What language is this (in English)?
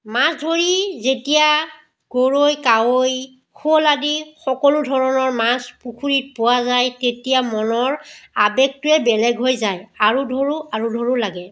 Assamese